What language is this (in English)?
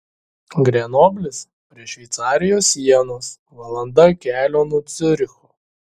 Lithuanian